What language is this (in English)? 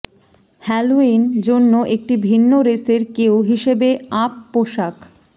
Bangla